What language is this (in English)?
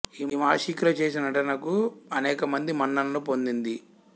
Telugu